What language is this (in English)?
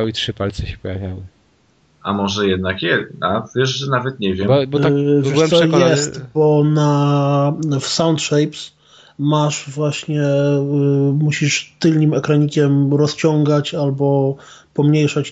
Polish